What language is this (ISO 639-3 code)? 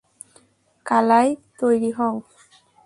ben